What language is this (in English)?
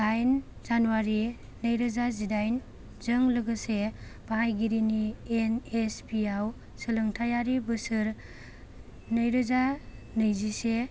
Bodo